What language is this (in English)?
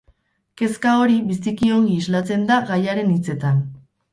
Basque